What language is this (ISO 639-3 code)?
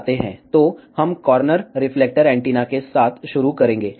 hin